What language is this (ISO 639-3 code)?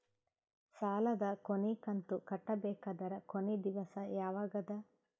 kan